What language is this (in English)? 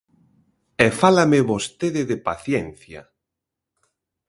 Galician